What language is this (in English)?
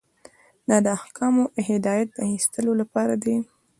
Pashto